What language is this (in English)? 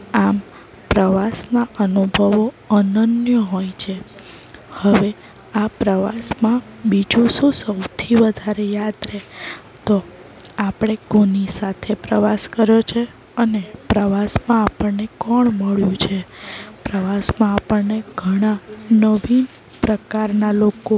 Gujarati